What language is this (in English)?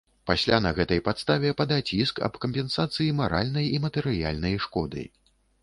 Belarusian